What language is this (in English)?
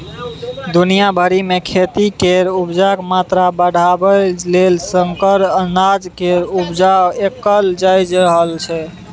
Maithili